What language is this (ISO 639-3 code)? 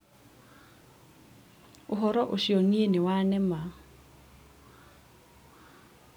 kik